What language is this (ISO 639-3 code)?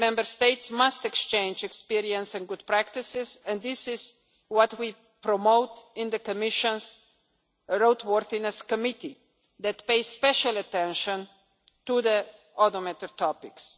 eng